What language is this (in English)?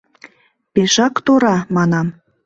Mari